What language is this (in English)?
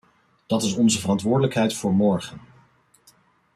Dutch